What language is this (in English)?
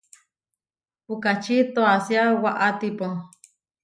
Huarijio